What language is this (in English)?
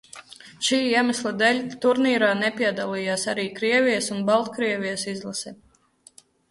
Latvian